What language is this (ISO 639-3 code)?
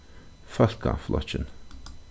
fao